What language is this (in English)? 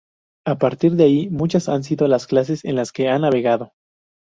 Spanish